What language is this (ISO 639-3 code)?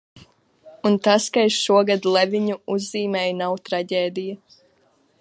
lav